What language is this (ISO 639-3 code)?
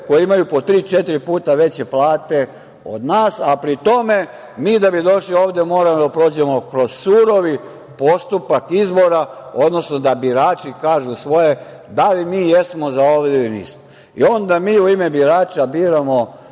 srp